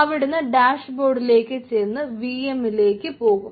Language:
Malayalam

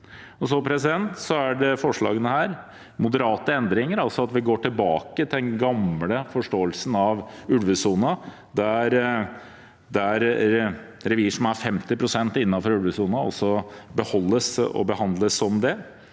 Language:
Norwegian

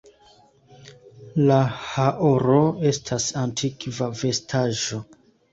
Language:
Esperanto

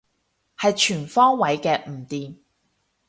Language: Cantonese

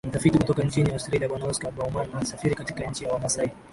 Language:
Swahili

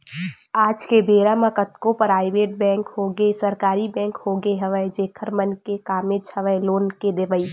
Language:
Chhattisgarhi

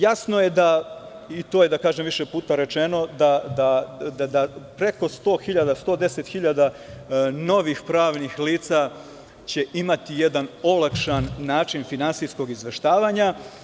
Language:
Serbian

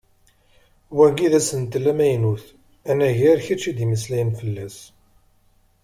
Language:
Kabyle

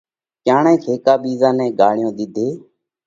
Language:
Parkari Koli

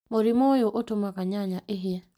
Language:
Kikuyu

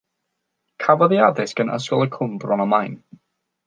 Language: Welsh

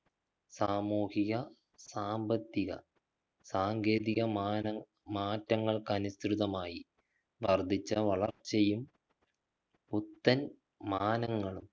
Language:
Malayalam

